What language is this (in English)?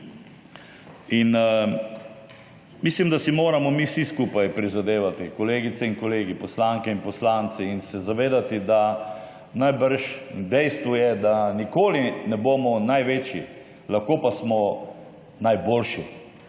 Slovenian